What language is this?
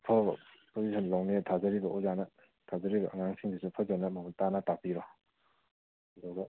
Manipuri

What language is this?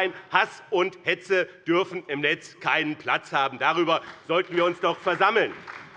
German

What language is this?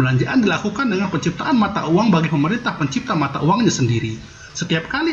Indonesian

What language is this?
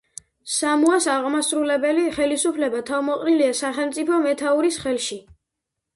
Georgian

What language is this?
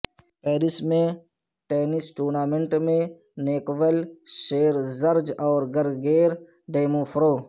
Urdu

